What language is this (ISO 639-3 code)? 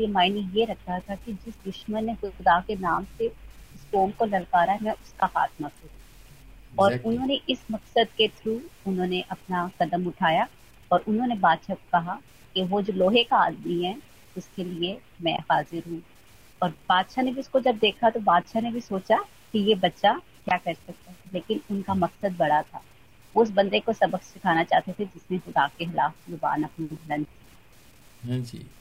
hin